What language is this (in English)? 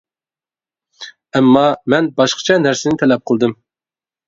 Uyghur